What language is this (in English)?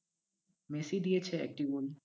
Bangla